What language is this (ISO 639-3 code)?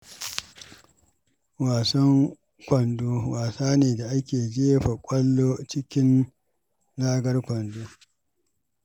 hau